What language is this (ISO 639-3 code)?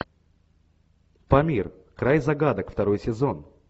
rus